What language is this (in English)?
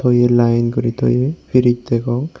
Chakma